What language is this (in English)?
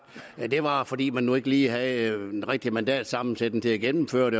Danish